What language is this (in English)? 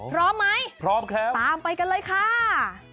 Thai